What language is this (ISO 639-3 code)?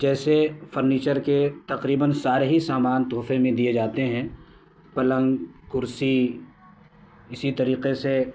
urd